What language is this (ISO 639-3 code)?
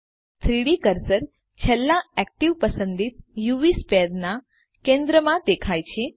guj